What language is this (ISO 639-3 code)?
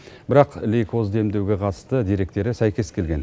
kaz